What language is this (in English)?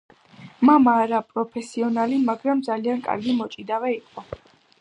Georgian